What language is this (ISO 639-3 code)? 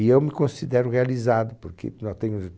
por